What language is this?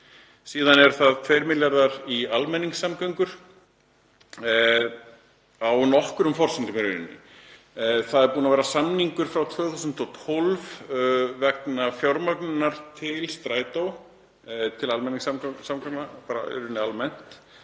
Icelandic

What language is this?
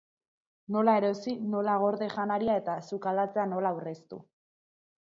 Basque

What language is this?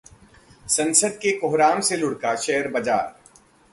Hindi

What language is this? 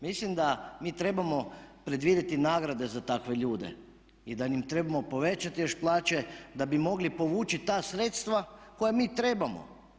Croatian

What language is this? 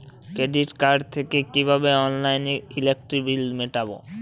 Bangla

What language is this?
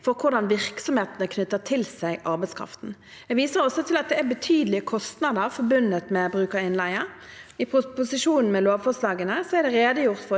Norwegian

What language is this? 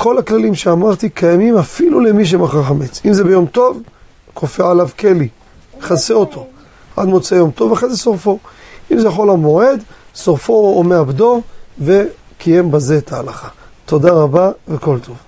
Hebrew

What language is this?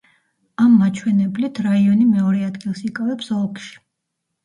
Georgian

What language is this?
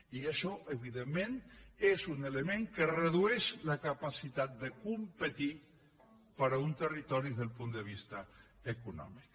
Catalan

